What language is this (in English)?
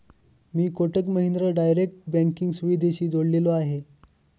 Marathi